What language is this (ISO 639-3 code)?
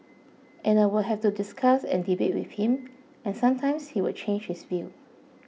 eng